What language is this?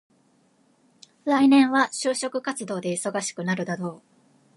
Japanese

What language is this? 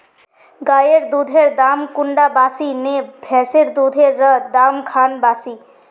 Magahi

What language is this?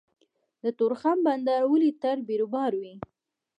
Pashto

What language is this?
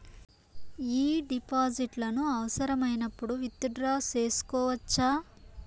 Telugu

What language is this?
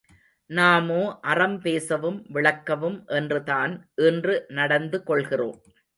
Tamil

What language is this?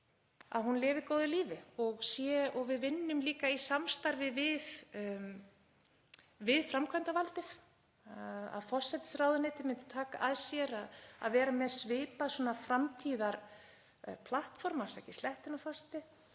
Icelandic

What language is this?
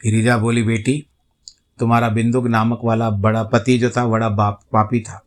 Hindi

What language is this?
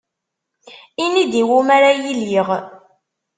Kabyle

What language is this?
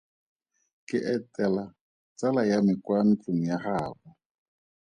Tswana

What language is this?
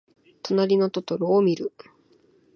Japanese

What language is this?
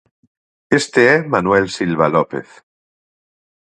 Galician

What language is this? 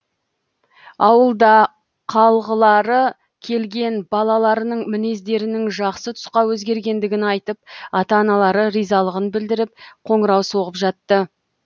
Kazakh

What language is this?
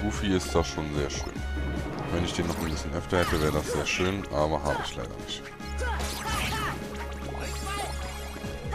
German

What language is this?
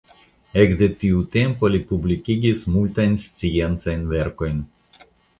Esperanto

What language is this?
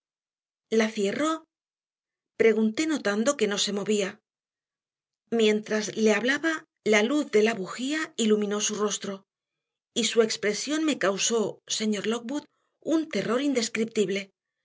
Spanish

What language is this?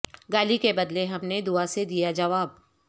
Urdu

